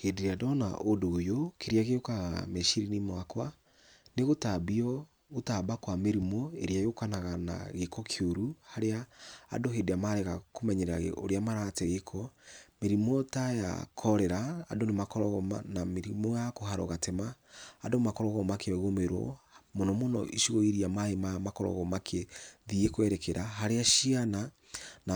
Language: Kikuyu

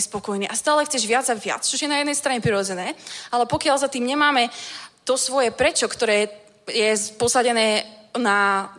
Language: Czech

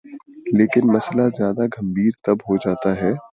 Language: Urdu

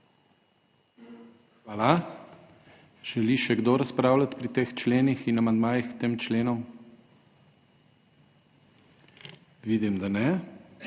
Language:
Slovenian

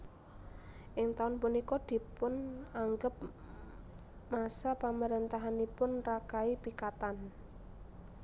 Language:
Javanese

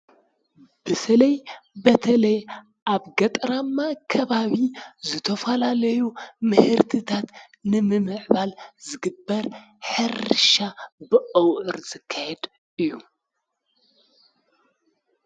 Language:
Tigrinya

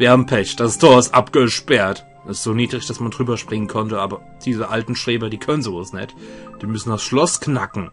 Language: German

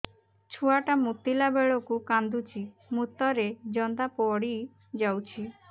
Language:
Odia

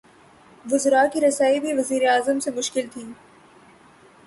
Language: Urdu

